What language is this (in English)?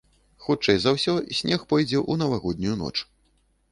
Belarusian